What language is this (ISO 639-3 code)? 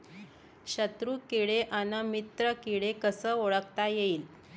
mar